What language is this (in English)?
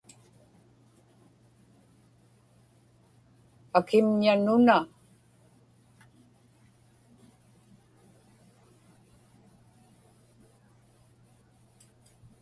Inupiaq